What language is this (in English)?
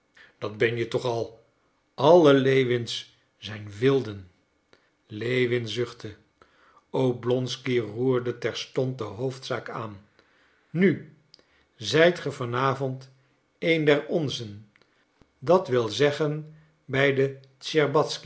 Dutch